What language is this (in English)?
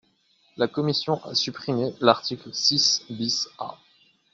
French